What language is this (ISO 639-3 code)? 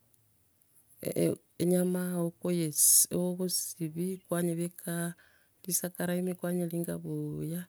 guz